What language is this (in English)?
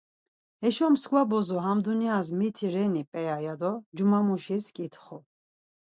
Laz